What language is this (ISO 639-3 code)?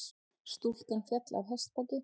isl